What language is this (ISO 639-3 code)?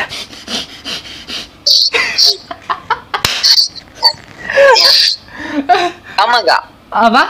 ind